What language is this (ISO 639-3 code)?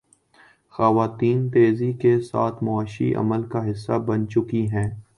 urd